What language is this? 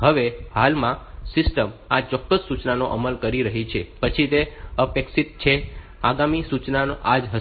Gujarati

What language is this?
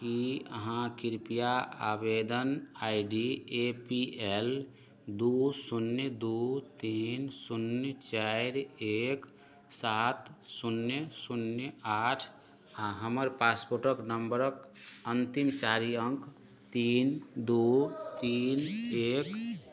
Maithili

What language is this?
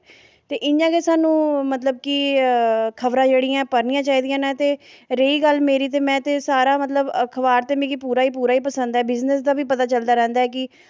Dogri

